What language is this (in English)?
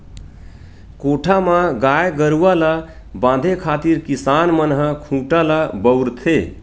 Chhattisgarhi